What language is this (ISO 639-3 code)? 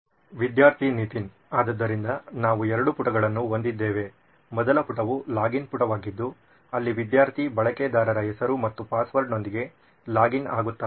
kan